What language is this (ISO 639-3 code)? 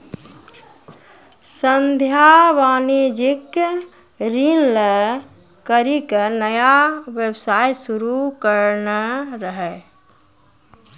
mai